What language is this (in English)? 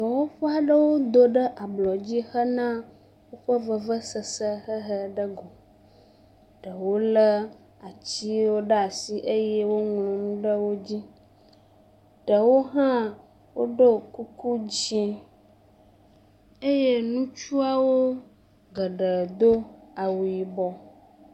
Ewe